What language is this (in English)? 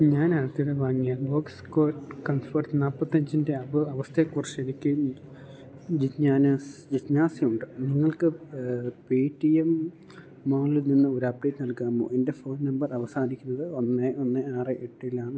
Malayalam